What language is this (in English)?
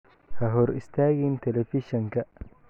Somali